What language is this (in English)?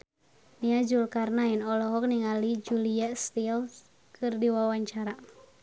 Sundanese